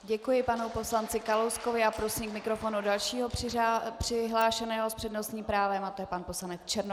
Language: Czech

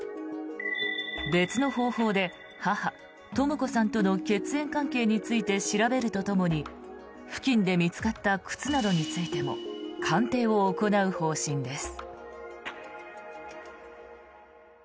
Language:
Japanese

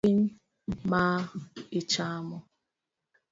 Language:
Luo (Kenya and Tanzania)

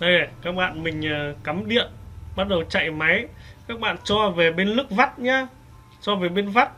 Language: Vietnamese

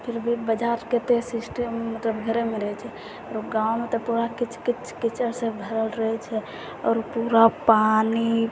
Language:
Maithili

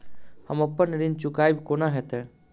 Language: Maithili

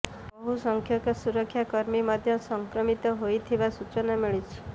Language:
Odia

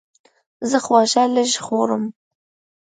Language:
Pashto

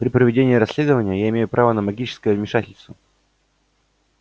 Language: Russian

